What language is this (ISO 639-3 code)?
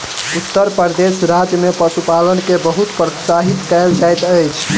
mai